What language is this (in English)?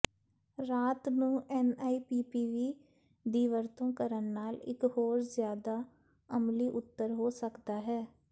Punjabi